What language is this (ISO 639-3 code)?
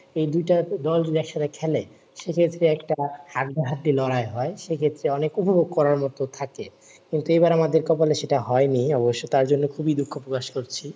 ben